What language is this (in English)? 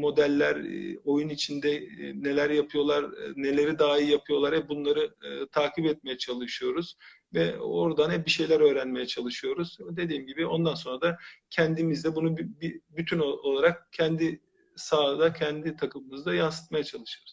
Turkish